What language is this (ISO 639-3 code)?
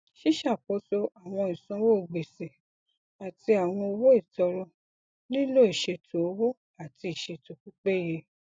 yor